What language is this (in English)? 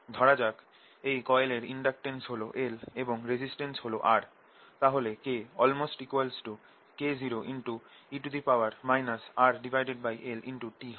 Bangla